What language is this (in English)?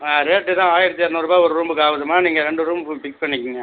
Tamil